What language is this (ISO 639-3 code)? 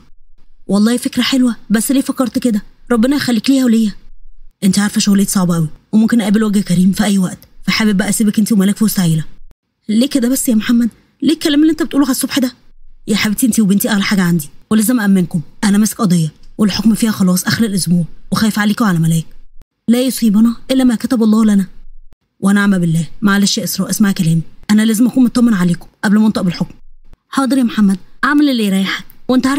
ara